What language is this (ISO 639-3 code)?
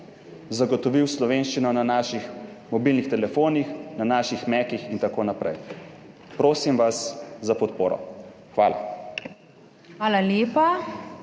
slv